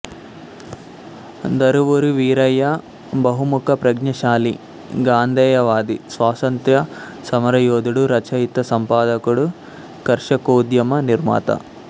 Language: Telugu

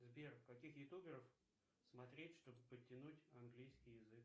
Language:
Russian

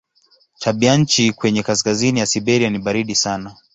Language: Swahili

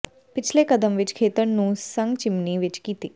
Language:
Punjabi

